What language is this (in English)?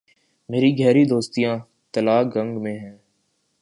Urdu